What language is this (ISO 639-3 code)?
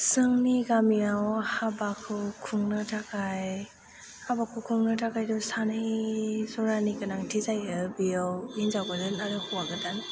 brx